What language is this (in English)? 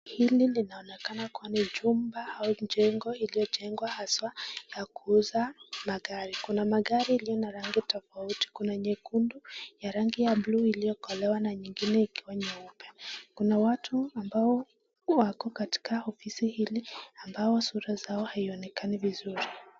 Swahili